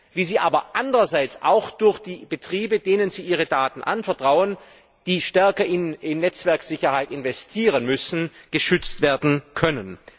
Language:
German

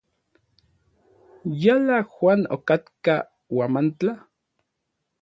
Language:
Orizaba Nahuatl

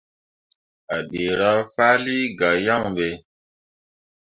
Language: Mundang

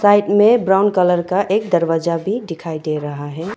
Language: Hindi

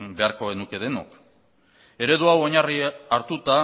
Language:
Basque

